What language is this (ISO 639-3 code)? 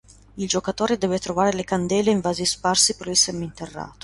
ita